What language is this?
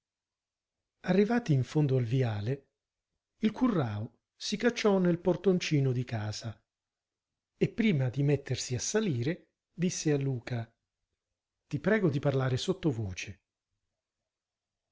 Italian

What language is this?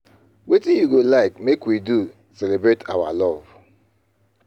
Nigerian Pidgin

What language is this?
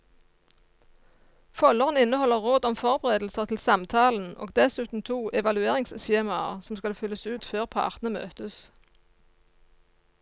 Norwegian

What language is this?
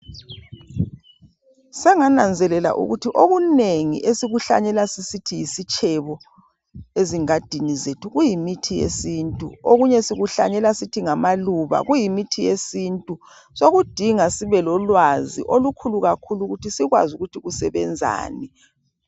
North Ndebele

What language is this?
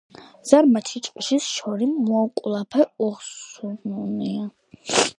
Georgian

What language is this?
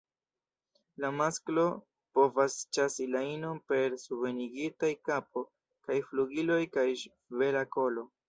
Esperanto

